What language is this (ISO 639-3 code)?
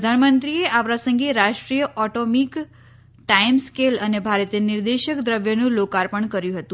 guj